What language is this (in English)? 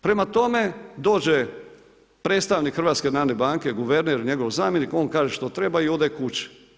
Croatian